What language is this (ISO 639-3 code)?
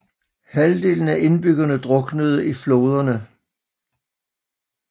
dan